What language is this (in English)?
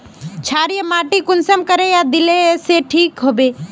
Magahi